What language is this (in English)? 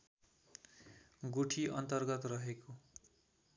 Nepali